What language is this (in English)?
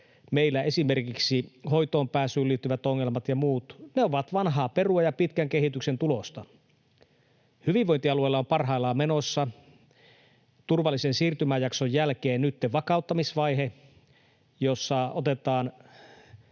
Finnish